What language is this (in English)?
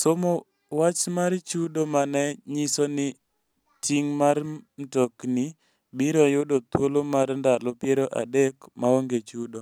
Luo (Kenya and Tanzania)